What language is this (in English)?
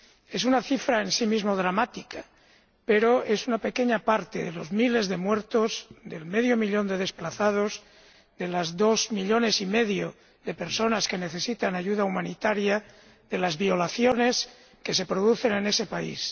Spanish